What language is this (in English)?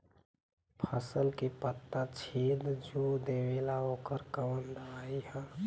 Bhojpuri